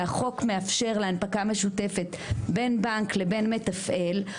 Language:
Hebrew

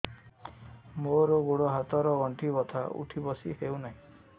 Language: Odia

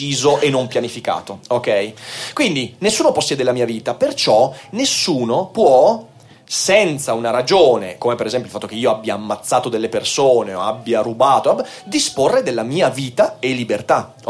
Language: Italian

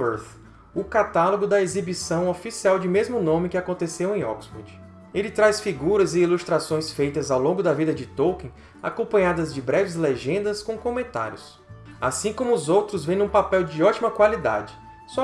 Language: Portuguese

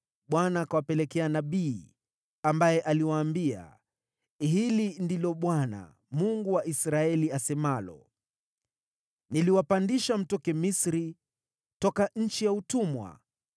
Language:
Swahili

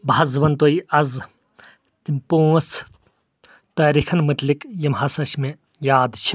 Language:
Kashmiri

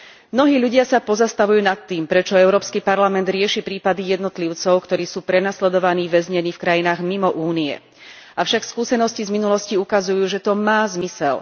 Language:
Slovak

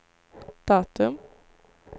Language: Swedish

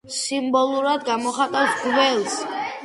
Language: Georgian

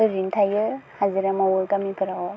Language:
Bodo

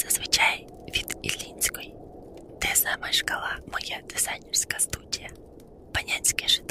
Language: Ukrainian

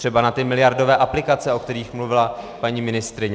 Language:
Czech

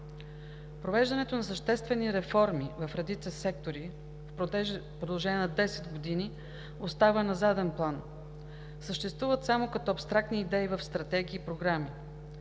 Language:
Bulgarian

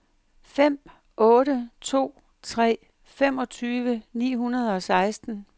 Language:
Danish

